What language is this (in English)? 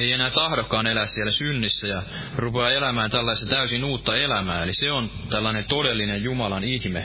Finnish